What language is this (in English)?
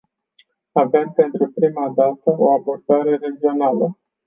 Romanian